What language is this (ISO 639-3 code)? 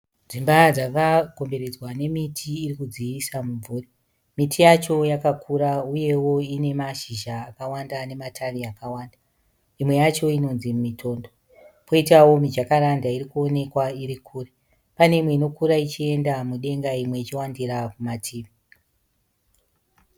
sna